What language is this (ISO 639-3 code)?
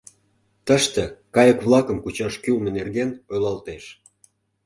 chm